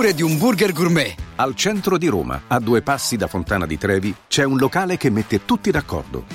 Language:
Italian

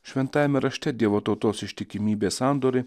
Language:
Lithuanian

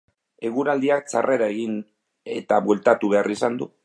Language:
Basque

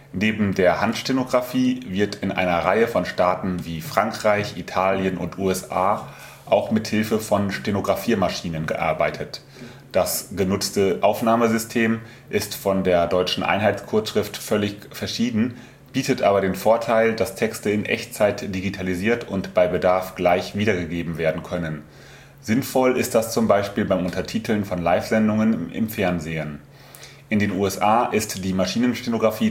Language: German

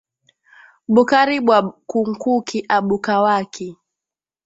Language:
Swahili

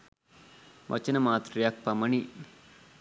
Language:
Sinhala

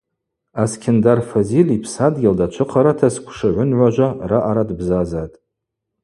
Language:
Abaza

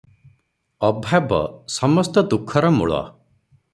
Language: Odia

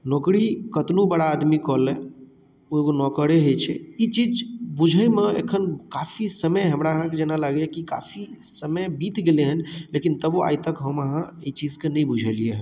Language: Maithili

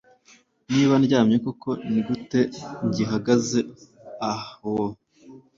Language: Kinyarwanda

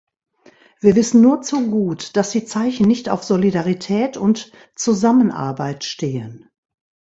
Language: German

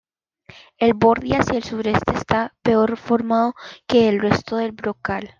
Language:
Spanish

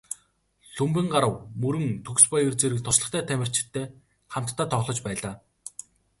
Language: Mongolian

